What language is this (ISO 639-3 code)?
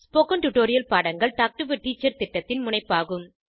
tam